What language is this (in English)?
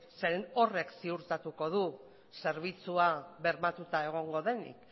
Basque